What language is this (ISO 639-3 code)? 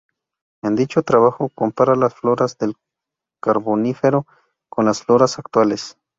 spa